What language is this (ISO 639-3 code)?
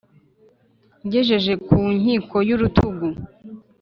kin